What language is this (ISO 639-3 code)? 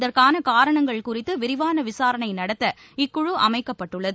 tam